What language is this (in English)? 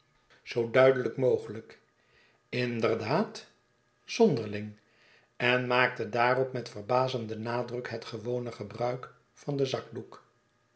Dutch